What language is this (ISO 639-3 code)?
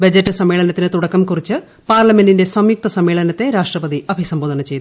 mal